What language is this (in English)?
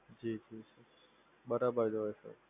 Gujarati